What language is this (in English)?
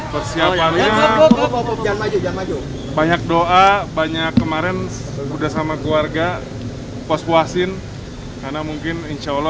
Indonesian